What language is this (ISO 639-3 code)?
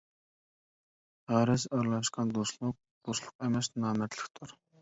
uig